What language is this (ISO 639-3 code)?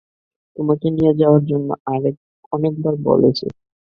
ben